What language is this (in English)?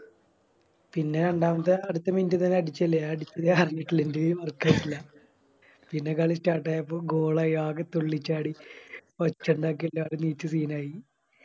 Malayalam